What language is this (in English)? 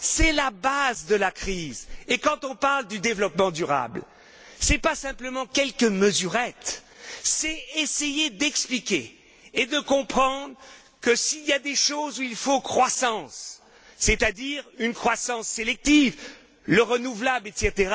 French